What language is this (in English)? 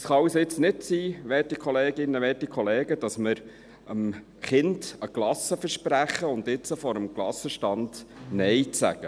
Swiss German